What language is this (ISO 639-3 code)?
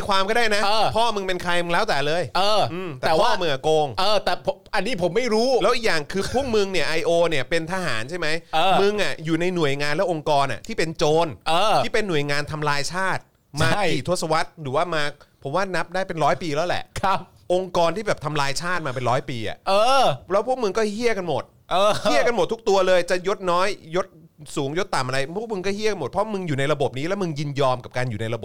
tha